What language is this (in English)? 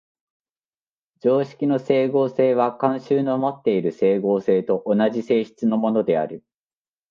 Japanese